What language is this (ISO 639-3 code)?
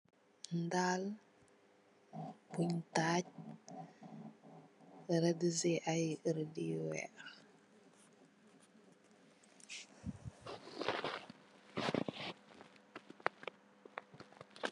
wol